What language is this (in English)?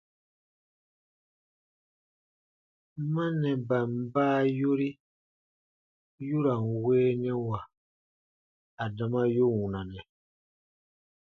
Baatonum